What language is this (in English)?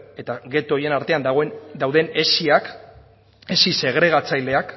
Basque